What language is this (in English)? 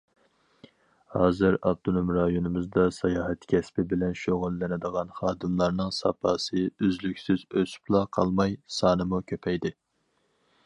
Uyghur